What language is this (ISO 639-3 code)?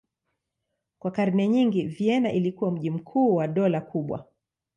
swa